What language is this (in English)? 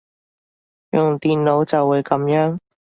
Cantonese